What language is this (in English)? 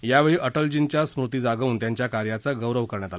Marathi